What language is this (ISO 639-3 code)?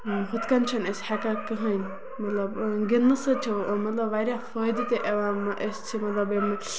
kas